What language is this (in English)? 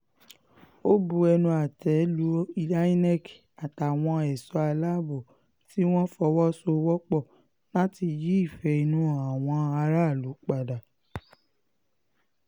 Yoruba